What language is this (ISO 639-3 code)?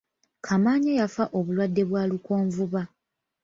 lug